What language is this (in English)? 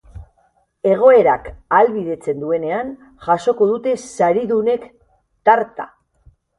Basque